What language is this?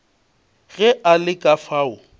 Northern Sotho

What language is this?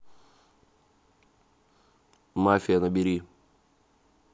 Russian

